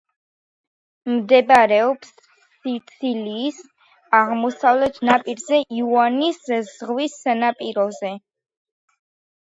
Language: Georgian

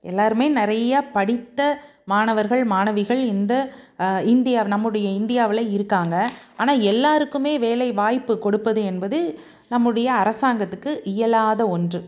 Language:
Tamil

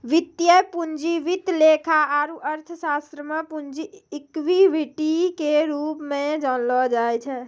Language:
Maithili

